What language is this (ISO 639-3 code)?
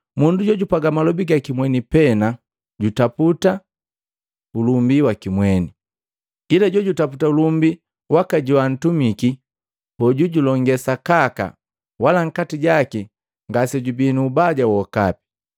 mgv